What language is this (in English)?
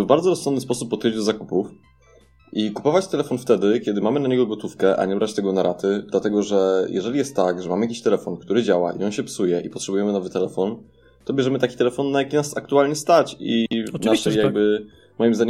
Polish